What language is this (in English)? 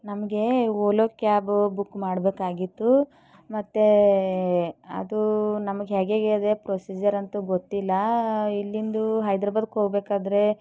Kannada